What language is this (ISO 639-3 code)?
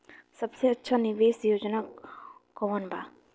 bho